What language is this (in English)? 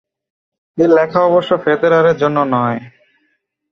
Bangla